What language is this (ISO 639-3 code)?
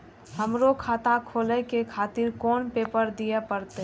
mai